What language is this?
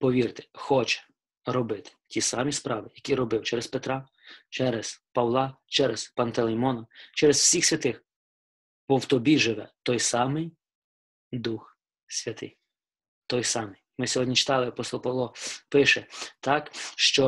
Ukrainian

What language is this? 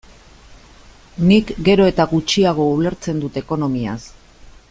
Basque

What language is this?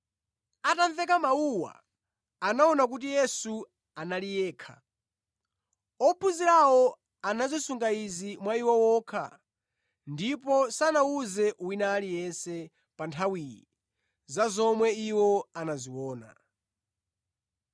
Nyanja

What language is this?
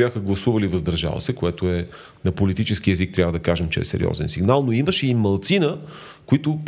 Bulgarian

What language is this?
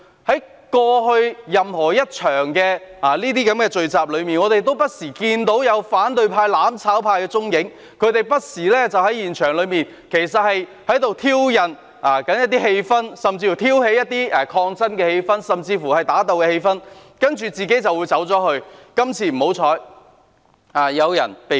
Cantonese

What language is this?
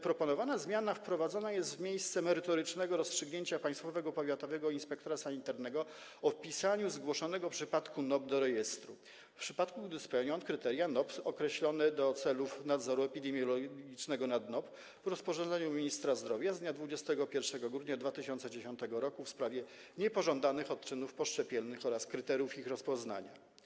Polish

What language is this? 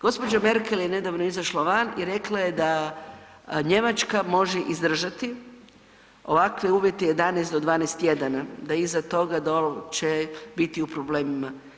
Croatian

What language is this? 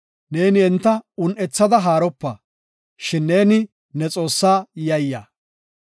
Gofa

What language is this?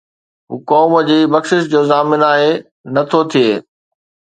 Sindhi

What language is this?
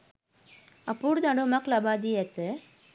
Sinhala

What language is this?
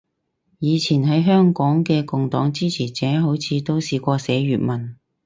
Cantonese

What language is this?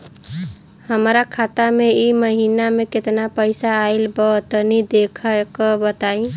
Bhojpuri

